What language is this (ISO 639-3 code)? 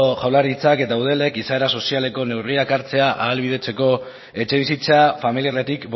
eus